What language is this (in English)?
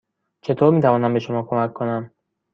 Persian